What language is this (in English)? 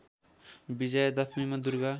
Nepali